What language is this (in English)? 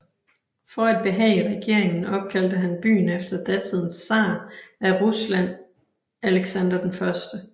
Danish